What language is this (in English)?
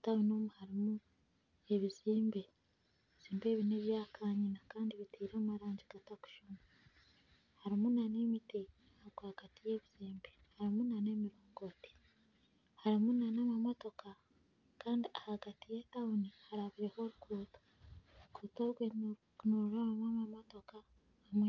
Nyankole